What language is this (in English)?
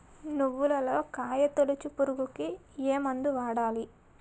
Telugu